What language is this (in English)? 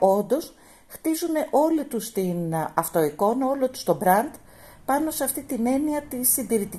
Greek